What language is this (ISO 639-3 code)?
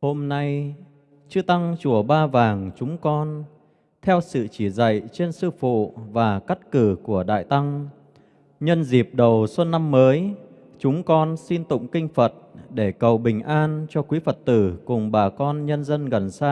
vie